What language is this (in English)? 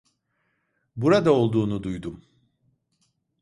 Turkish